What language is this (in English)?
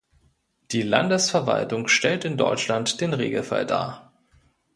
German